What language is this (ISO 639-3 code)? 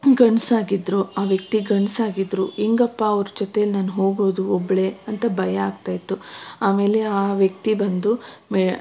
kan